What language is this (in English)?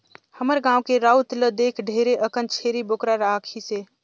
Chhattisgarhi